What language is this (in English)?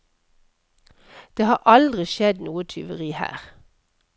Norwegian